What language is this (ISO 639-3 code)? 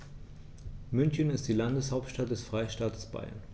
deu